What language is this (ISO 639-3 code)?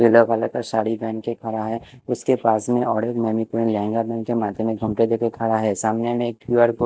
hin